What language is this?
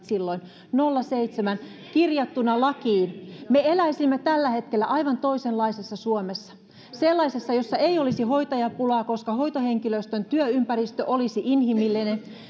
Finnish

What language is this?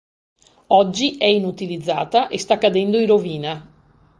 Italian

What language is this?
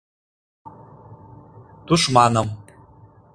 Mari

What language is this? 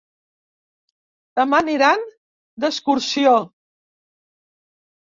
Catalan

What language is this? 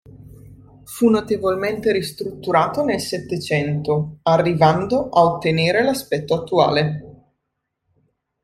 Italian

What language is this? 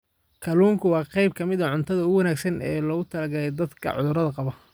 Somali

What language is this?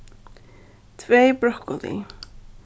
Faroese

